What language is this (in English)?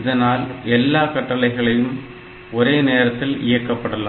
Tamil